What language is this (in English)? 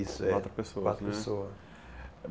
Portuguese